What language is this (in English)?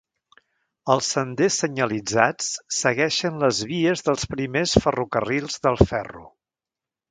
Catalan